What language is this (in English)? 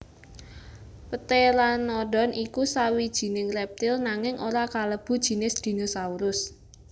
Javanese